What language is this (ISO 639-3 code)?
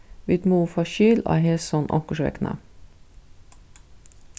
fao